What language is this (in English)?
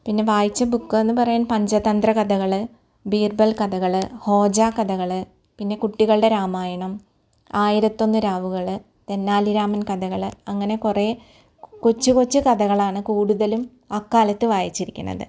Malayalam